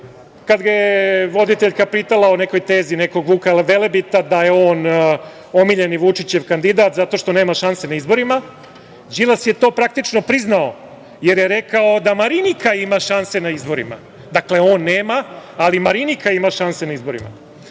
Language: Serbian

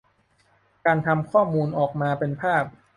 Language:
Thai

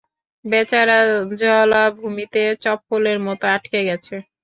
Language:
Bangla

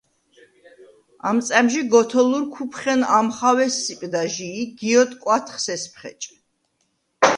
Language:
Svan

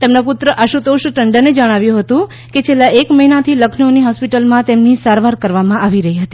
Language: Gujarati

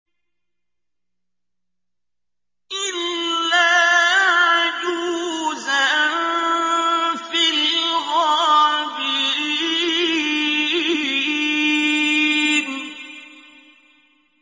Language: Arabic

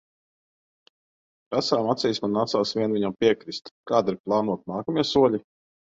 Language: Latvian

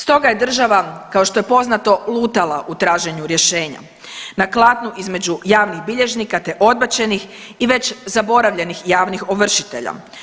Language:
Croatian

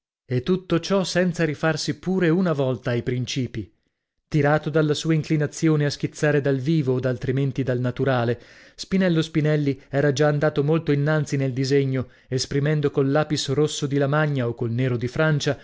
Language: Italian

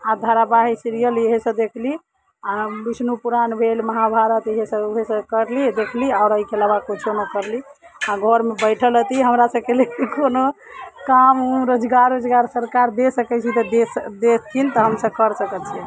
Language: Maithili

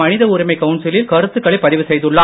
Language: Tamil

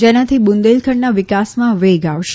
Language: Gujarati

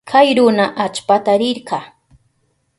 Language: Southern Pastaza Quechua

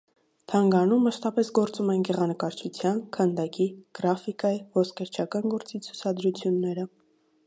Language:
Armenian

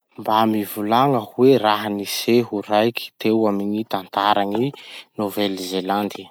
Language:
Masikoro Malagasy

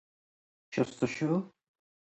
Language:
Persian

